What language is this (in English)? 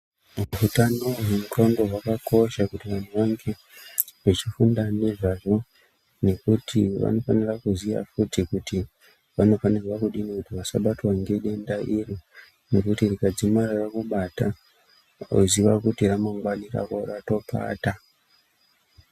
Ndau